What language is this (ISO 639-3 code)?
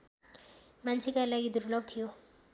nep